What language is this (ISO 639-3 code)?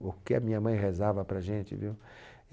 por